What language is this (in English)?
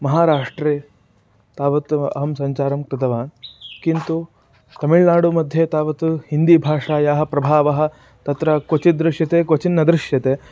Sanskrit